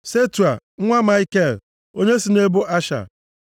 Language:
Igbo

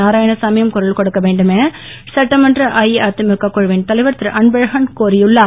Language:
Tamil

